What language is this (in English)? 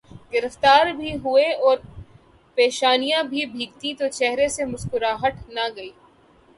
Urdu